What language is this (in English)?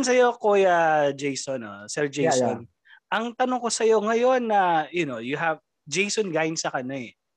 Filipino